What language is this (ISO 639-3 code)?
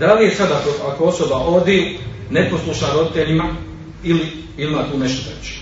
hrv